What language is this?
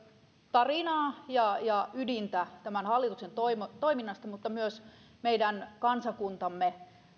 Finnish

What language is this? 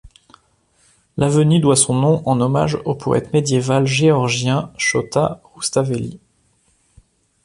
French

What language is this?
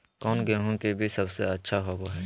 Magahi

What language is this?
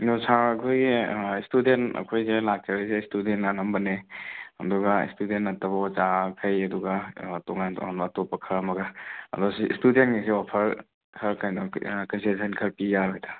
Manipuri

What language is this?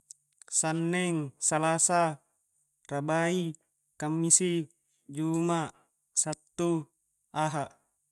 Coastal Konjo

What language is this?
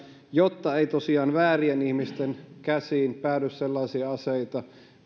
Finnish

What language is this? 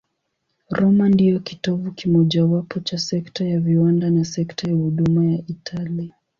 Swahili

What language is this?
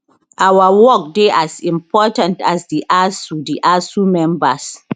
Nigerian Pidgin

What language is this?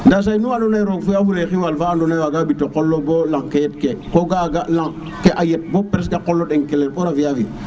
Serer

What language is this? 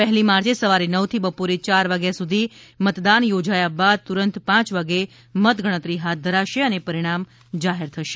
Gujarati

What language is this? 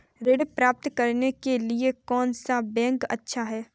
Hindi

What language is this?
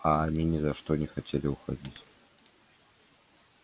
Russian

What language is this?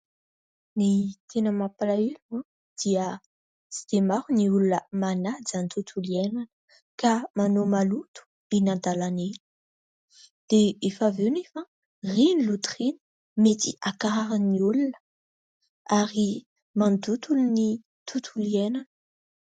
Malagasy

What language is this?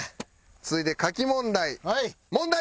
Japanese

